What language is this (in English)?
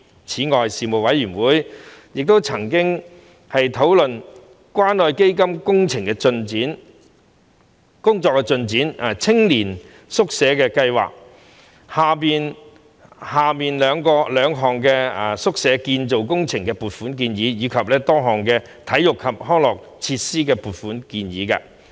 Cantonese